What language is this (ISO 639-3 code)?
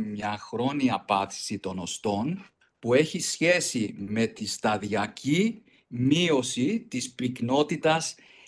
ell